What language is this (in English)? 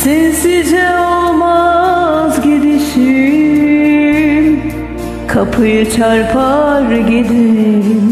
Turkish